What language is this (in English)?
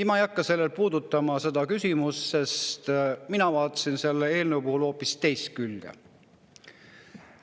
Estonian